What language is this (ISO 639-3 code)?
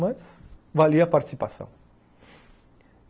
por